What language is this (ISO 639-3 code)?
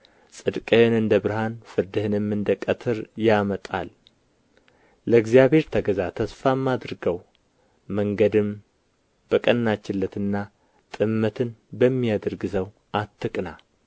amh